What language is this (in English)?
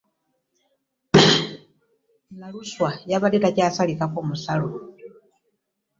Ganda